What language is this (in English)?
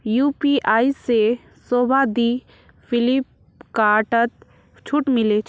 Magahi